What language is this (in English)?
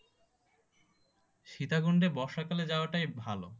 Bangla